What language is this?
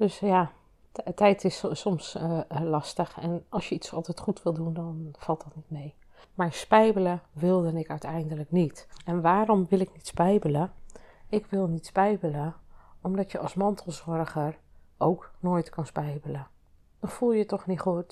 Dutch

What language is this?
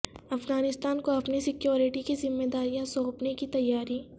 Urdu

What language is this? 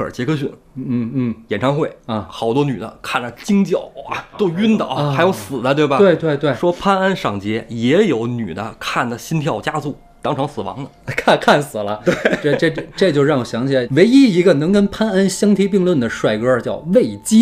Chinese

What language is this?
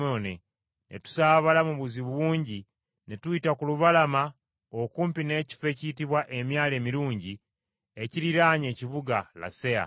Ganda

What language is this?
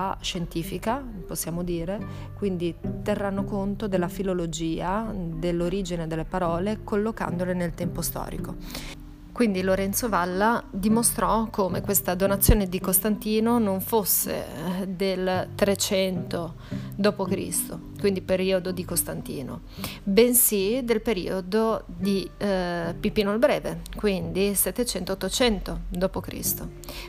Italian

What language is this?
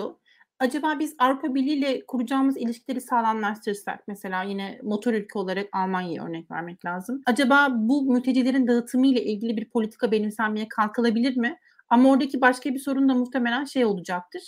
Turkish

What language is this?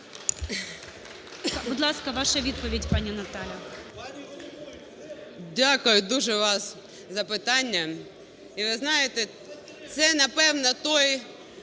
Ukrainian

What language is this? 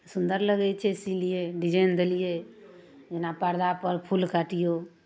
Maithili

